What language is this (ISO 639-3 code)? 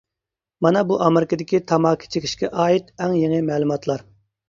uig